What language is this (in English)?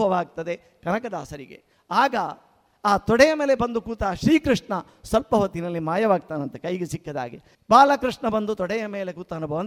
Kannada